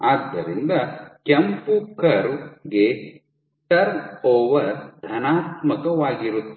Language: Kannada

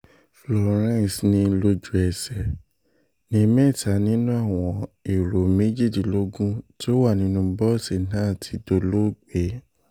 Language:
Yoruba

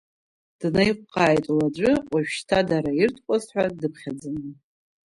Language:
Abkhazian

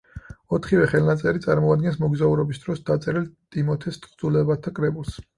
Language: Georgian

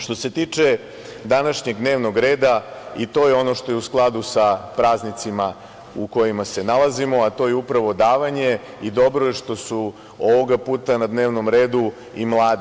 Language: Serbian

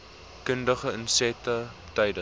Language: Afrikaans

